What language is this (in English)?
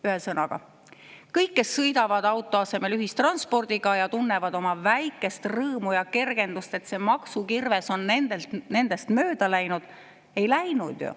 Estonian